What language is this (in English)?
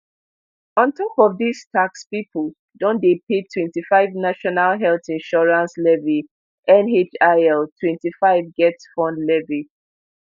Nigerian Pidgin